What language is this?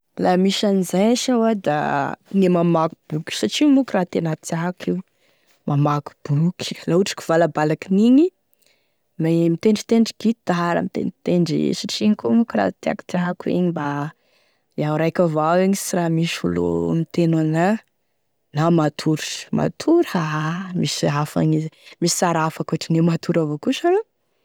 Tesaka Malagasy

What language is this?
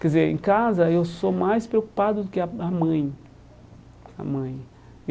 Portuguese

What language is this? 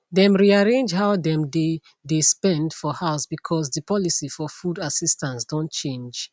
Nigerian Pidgin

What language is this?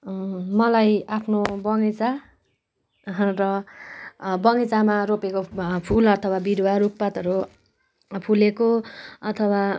Nepali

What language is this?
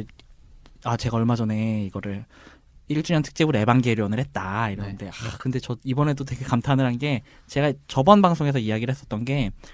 Korean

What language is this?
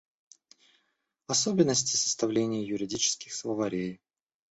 Russian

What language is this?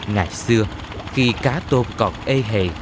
Vietnamese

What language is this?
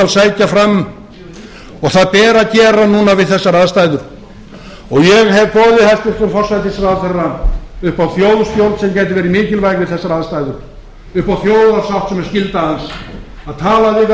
Icelandic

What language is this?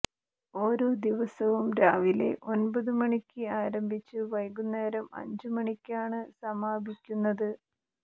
Malayalam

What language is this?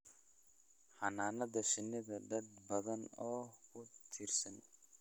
Somali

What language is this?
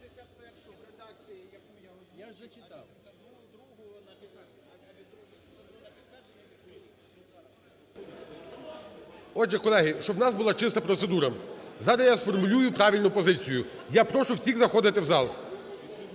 Ukrainian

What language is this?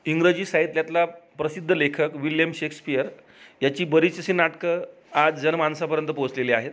Marathi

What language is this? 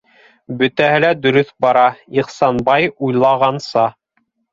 Bashkir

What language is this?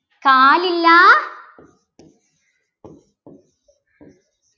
Malayalam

